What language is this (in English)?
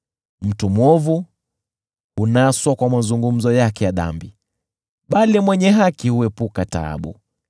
Swahili